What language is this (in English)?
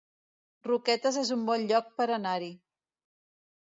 Catalan